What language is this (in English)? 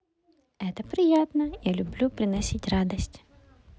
Russian